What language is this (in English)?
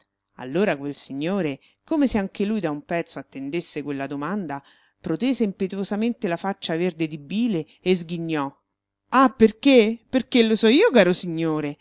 Italian